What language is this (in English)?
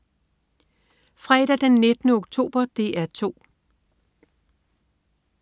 Danish